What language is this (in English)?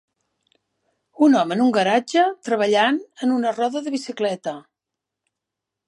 Catalan